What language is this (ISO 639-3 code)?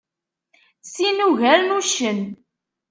kab